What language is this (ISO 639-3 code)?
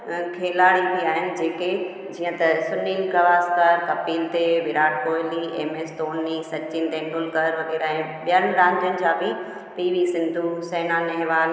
snd